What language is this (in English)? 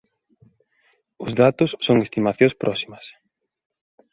Galician